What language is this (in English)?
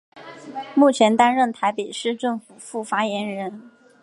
Chinese